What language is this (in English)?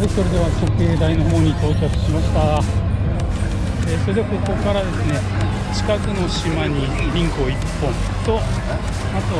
Japanese